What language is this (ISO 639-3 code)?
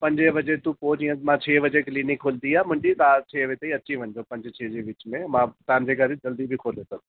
snd